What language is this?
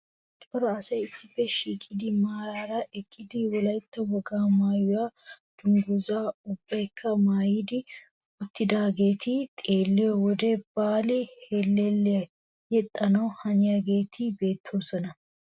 Wolaytta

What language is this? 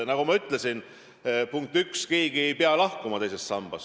Estonian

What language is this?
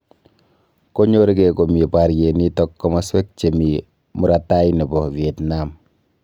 Kalenjin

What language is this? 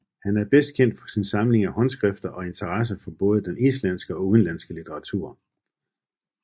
Danish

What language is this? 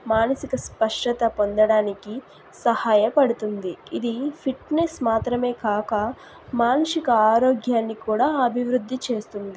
Telugu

